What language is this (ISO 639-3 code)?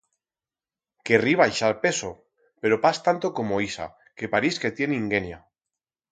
arg